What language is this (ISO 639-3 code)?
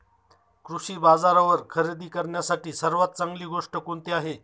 mar